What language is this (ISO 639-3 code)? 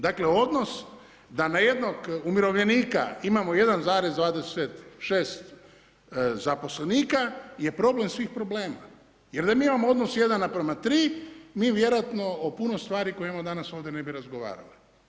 hrv